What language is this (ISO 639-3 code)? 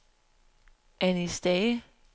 dan